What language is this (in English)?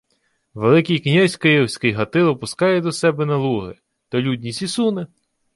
Ukrainian